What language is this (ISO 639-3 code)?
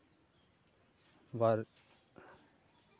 sat